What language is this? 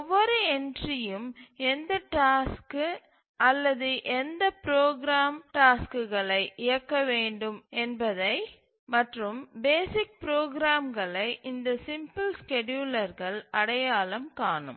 Tamil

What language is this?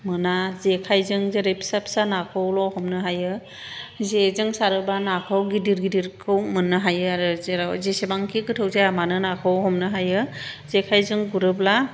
Bodo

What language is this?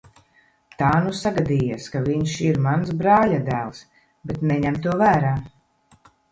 Latvian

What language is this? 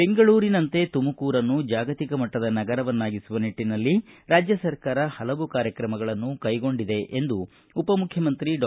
Kannada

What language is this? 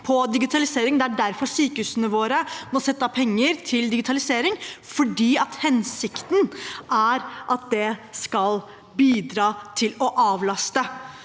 Norwegian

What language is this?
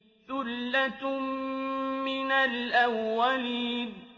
Arabic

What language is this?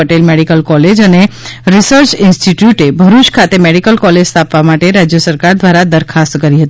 Gujarati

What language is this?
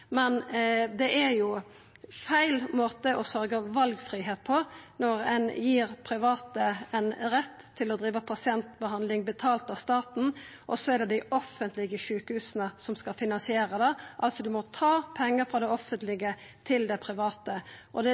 Norwegian Nynorsk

